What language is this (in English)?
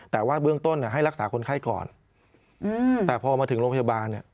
Thai